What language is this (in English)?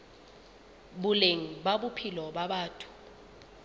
Southern Sotho